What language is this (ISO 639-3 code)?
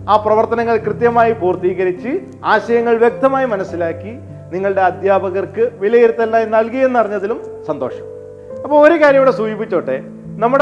mal